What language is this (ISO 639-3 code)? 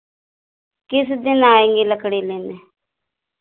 hin